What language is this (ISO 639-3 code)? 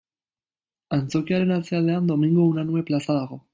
eus